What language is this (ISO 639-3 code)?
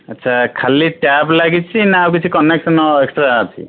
ori